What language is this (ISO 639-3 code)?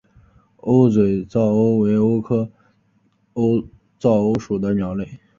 zho